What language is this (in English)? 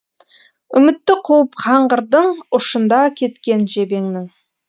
Kazakh